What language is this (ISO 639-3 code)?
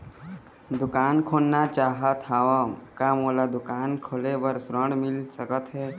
hne